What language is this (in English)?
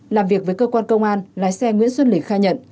Vietnamese